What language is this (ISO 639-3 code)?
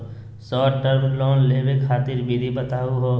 mag